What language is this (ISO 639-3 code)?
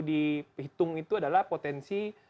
ind